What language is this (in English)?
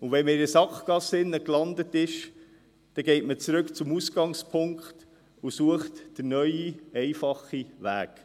Swiss German